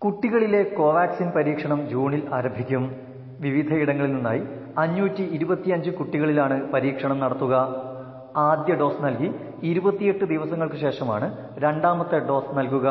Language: Malayalam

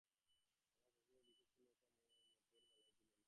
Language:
Bangla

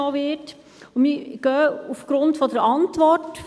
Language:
Swiss German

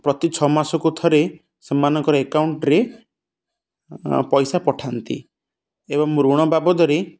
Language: Odia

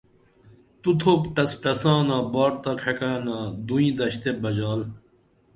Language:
Dameli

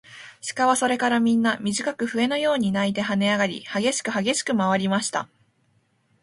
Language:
Japanese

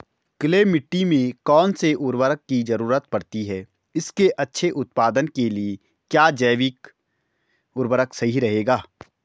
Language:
Hindi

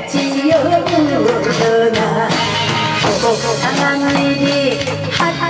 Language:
Thai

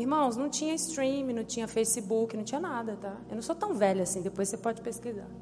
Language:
Portuguese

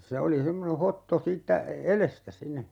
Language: Finnish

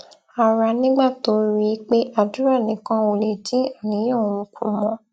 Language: Yoruba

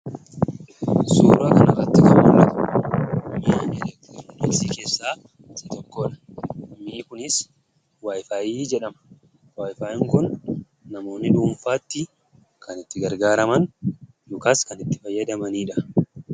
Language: Oromo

